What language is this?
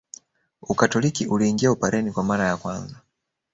Swahili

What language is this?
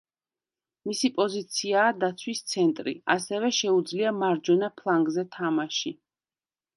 Georgian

